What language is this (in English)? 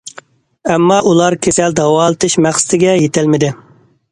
Uyghur